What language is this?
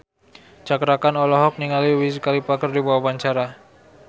Sundanese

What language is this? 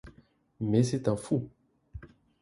French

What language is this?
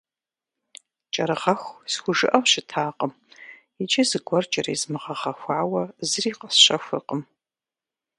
Kabardian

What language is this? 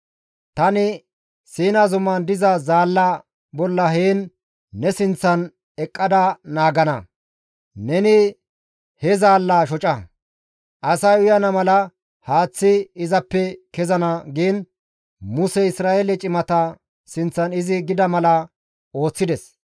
Gamo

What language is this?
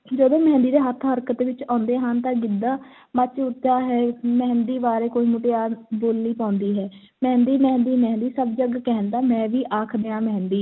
Punjabi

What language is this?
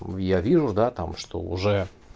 Russian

